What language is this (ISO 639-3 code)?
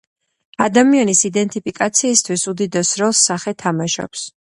kat